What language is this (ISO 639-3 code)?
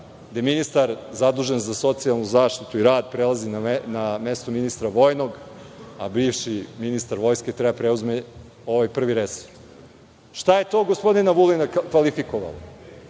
srp